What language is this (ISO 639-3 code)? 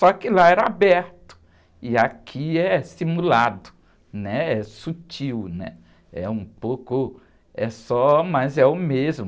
por